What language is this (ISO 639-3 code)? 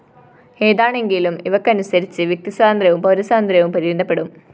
mal